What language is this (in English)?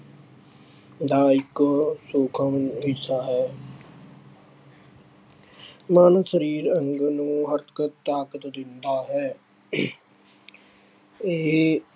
Punjabi